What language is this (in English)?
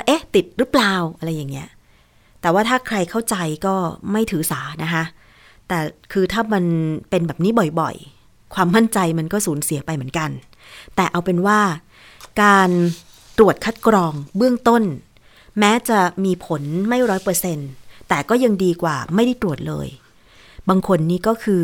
Thai